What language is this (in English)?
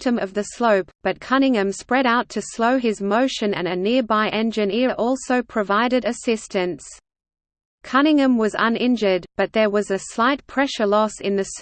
English